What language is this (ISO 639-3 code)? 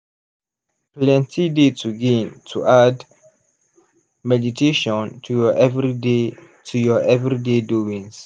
pcm